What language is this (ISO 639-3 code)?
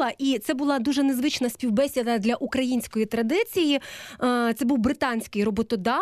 ukr